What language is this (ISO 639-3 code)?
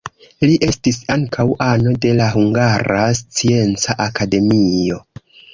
epo